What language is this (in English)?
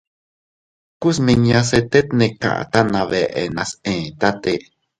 Teutila Cuicatec